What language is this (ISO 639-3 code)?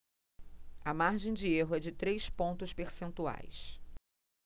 por